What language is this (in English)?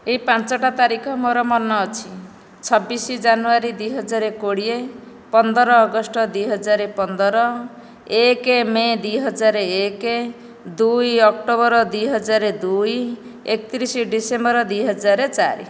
Odia